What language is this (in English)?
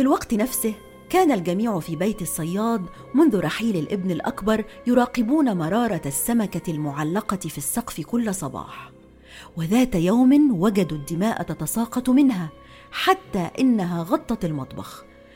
Arabic